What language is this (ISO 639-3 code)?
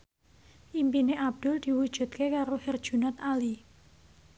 jav